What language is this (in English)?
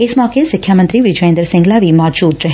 Punjabi